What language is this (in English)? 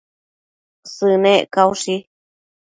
Matsés